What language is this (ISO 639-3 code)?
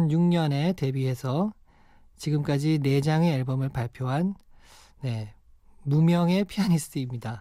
kor